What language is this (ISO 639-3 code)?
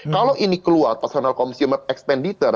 ind